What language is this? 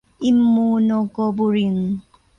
Thai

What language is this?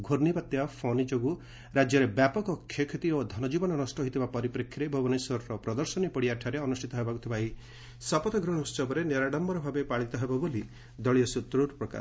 Odia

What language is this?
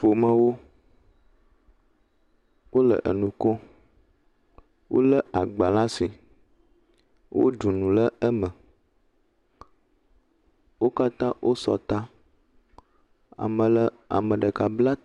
Ewe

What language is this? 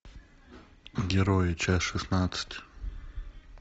Russian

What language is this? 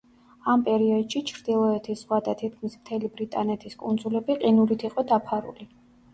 Georgian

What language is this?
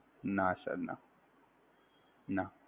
Gujarati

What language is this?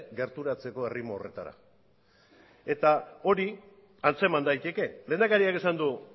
Basque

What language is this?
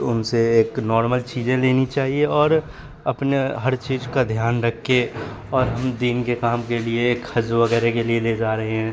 Urdu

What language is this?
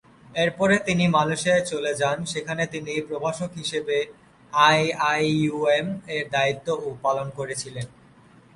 Bangla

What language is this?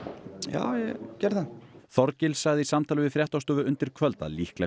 Icelandic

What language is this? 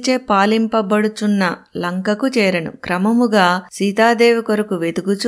Telugu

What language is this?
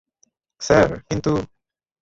Bangla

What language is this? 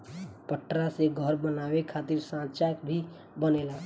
Bhojpuri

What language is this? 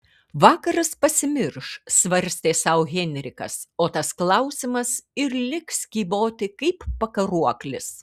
Lithuanian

